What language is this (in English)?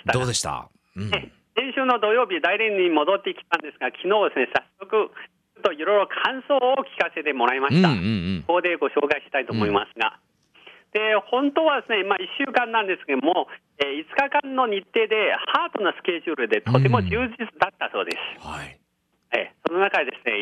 Japanese